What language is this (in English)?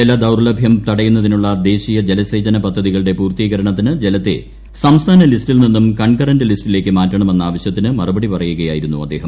Malayalam